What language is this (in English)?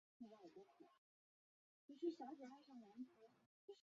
Chinese